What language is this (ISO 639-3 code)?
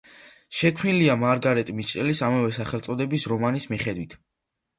kat